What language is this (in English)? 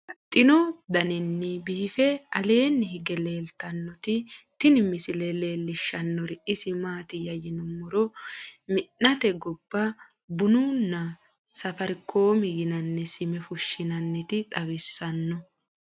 Sidamo